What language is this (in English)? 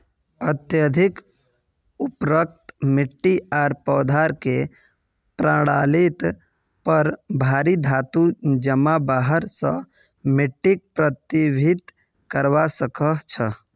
Magahi